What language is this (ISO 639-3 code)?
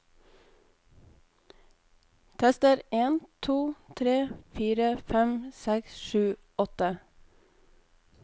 nor